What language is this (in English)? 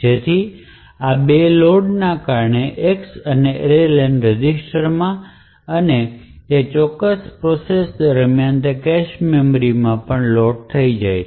Gujarati